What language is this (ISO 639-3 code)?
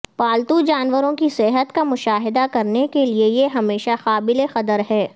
urd